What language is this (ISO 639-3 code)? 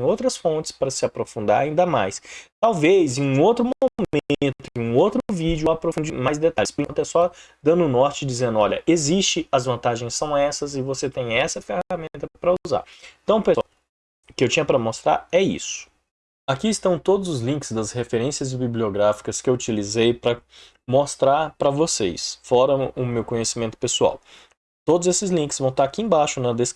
por